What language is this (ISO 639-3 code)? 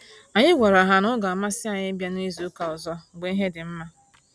ibo